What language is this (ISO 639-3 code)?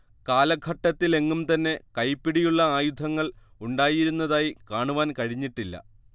mal